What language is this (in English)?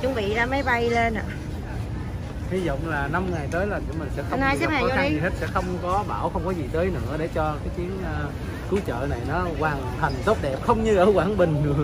Vietnamese